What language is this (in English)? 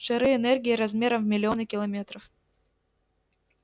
Russian